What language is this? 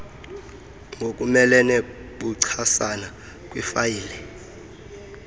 Xhosa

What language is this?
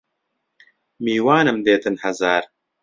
Central Kurdish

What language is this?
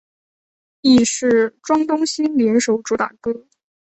Chinese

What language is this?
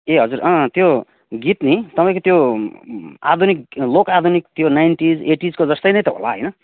Nepali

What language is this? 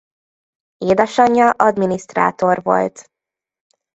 Hungarian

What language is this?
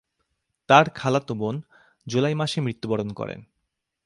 Bangla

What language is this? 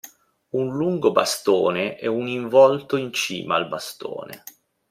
Italian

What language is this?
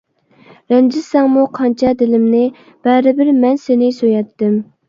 Uyghur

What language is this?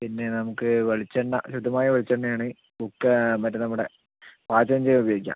Malayalam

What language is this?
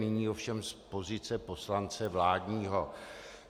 Czech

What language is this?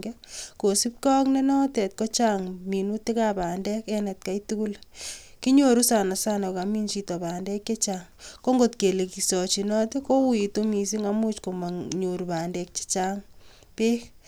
Kalenjin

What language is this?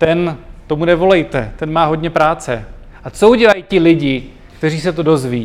Czech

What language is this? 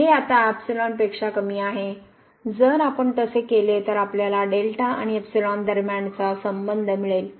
Marathi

